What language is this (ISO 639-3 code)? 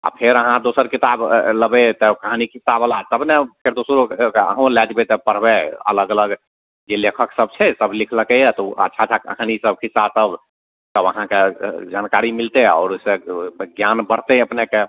mai